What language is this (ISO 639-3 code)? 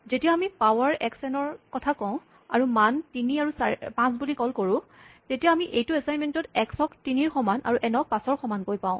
asm